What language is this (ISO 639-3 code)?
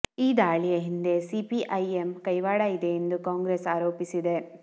kan